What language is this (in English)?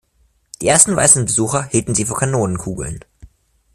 German